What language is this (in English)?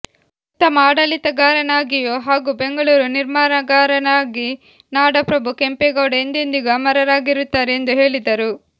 Kannada